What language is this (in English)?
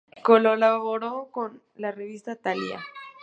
Spanish